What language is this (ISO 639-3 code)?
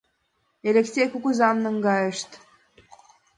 chm